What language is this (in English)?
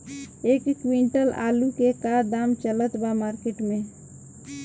Bhojpuri